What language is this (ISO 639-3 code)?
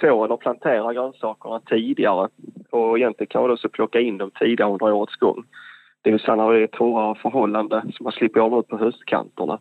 swe